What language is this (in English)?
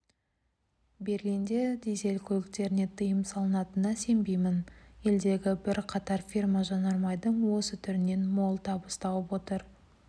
Kazakh